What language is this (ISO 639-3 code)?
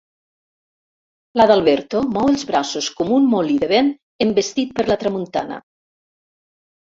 cat